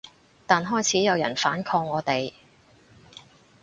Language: Cantonese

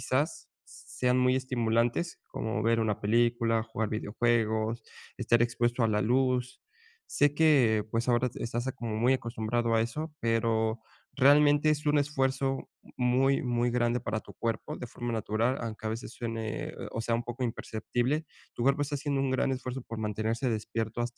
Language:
Spanish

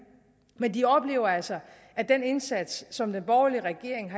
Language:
Danish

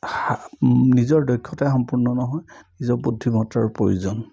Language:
Assamese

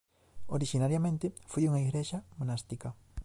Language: Galician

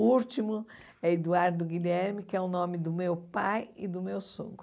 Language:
Portuguese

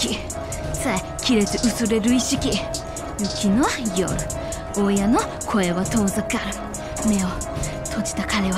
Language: Japanese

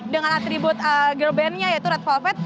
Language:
Indonesian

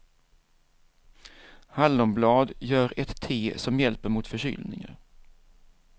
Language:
Swedish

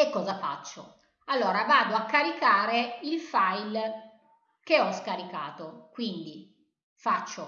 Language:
Italian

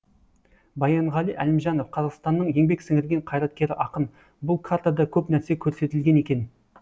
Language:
Kazakh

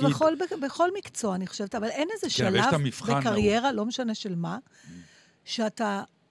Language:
Hebrew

